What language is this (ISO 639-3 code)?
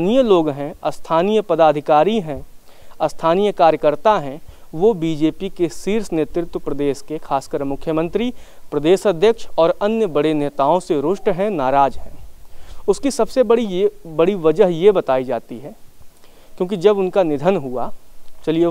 hin